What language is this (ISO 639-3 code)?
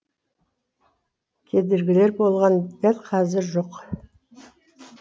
kaz